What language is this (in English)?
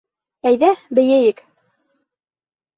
Bashkir